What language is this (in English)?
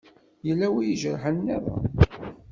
Kabyle